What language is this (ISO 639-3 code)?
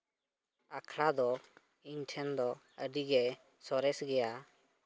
sat